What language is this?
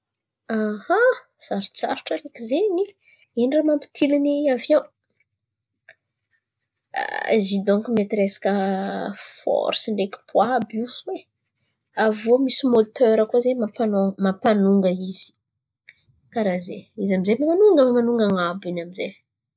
Antankarana Malagasy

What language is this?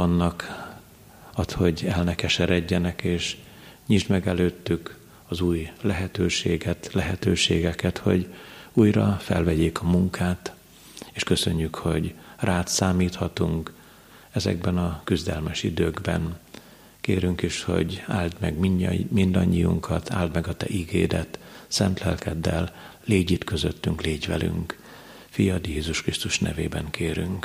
Hungarian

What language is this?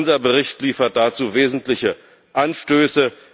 German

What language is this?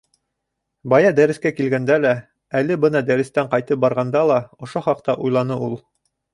Bashkir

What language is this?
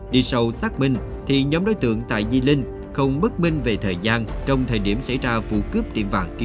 Vietnamese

